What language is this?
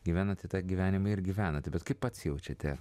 Lithuanian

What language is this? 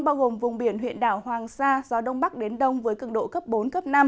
Vietnamese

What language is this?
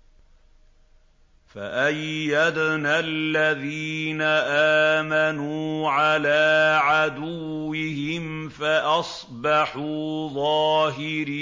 Arabic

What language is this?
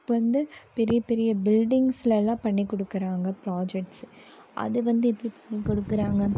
Tamil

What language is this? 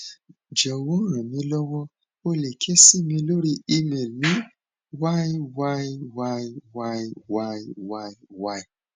Yoruba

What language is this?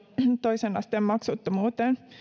Finnish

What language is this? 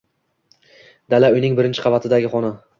Uzbek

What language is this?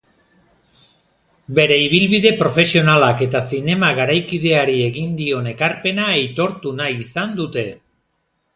Basque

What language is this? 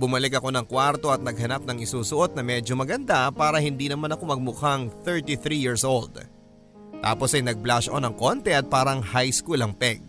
Filipino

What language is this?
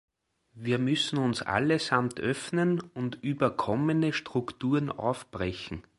German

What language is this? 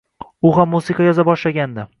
Uzbek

